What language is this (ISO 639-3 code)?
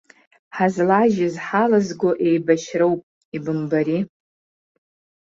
abk